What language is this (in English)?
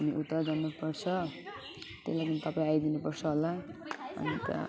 Nepali